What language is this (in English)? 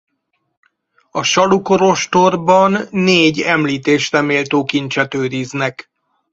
Hungarian